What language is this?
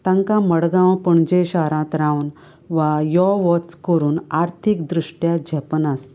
Konkani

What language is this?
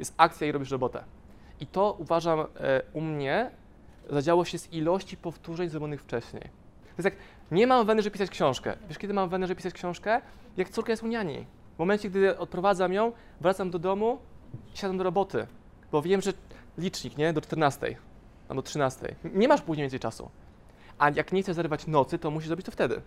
Polish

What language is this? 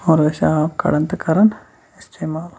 Kashmiri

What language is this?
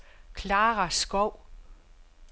Danish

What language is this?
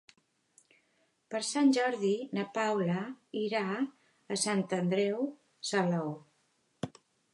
Catalan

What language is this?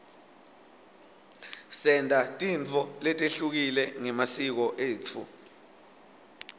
Swati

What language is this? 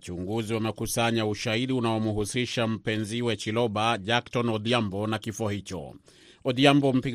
Swahili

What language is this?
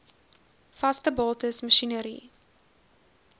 Afrikaans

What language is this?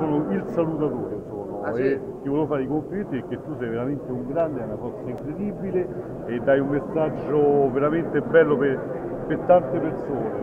Italian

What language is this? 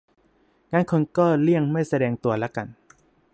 Thai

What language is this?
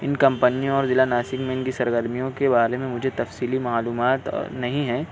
Urdu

